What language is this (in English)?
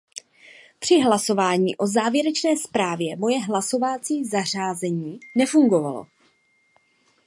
Czech